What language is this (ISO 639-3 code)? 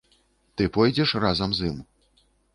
bel